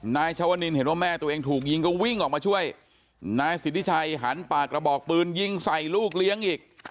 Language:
Thai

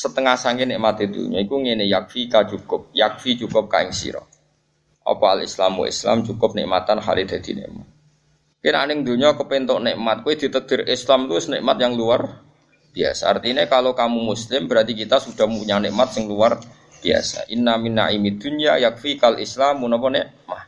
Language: Indonesian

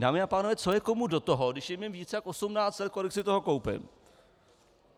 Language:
Czech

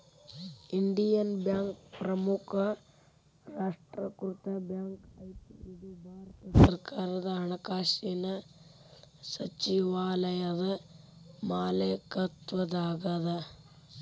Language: Kannada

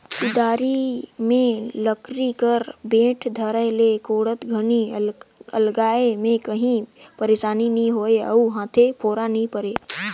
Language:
Chhattisgarhi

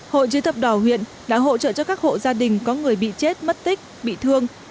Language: Vietnamese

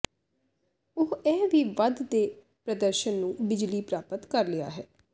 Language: Punjabi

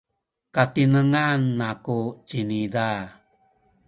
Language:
Sakizaya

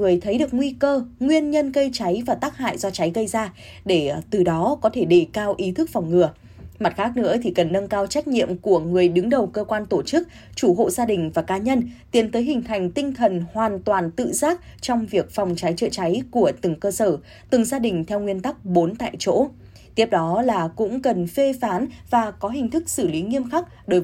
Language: Vietnamese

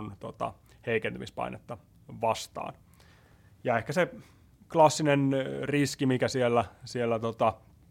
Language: Finnish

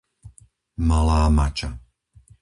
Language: Slovak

